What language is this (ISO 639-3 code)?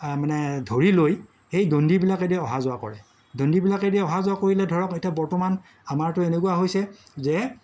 asm